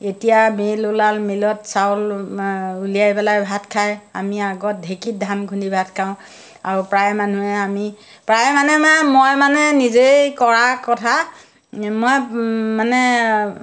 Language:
Assamese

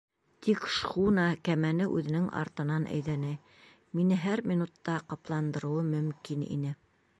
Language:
Bashkir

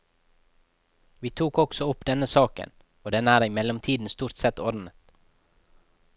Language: Norwegian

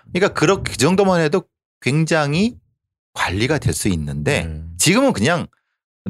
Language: Korean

